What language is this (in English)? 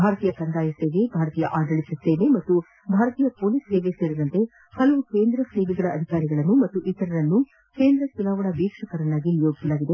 Kannada